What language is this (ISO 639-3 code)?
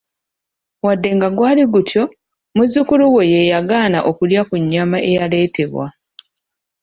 lug